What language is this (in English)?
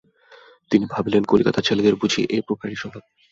Bangla